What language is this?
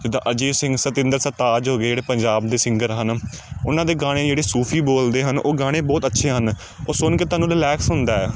Punjabi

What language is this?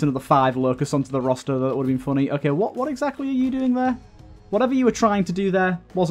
English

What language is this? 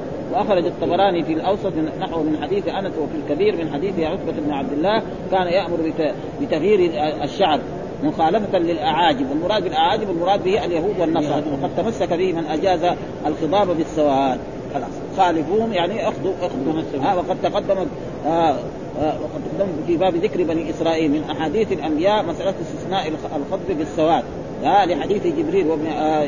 Arabic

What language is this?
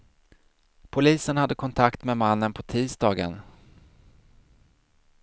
Swedish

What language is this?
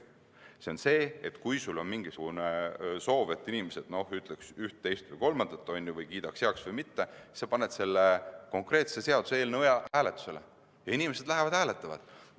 Estonian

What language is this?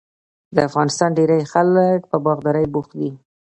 Pashto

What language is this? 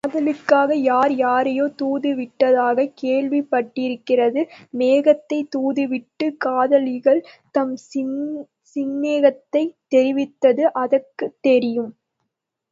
Tamil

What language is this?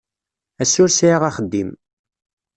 Kabyle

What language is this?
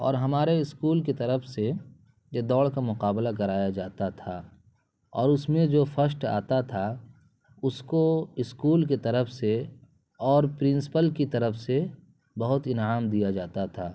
Urdu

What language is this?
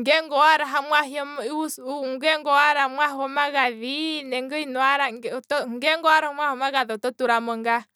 Kwambi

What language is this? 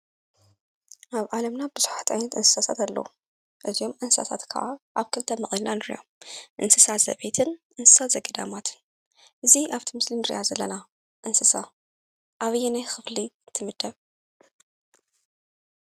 Tigrinya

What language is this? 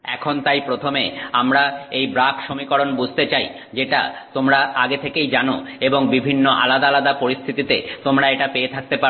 Bangla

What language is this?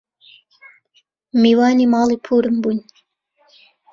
Central Kurdish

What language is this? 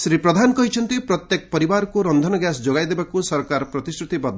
Odia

